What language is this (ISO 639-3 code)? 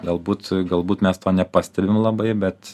lit